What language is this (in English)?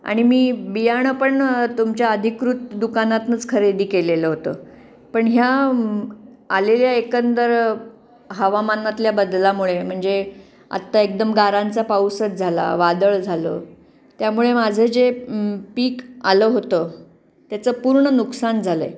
Marathi